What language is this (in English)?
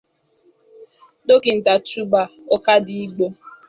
Igbo